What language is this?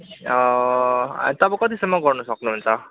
Nepali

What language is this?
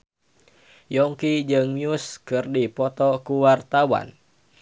Sundanese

